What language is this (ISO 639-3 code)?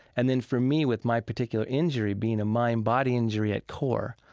eng